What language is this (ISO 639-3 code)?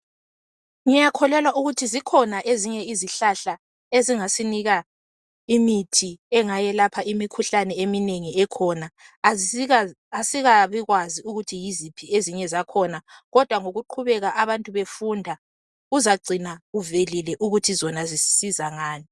nde